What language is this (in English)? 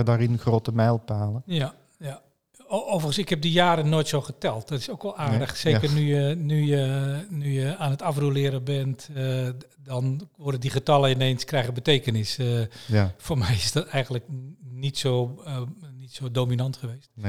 Dutch